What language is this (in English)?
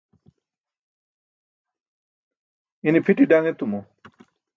Burushaski